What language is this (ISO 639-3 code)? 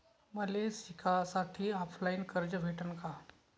mar